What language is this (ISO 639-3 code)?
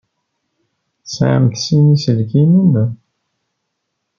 kab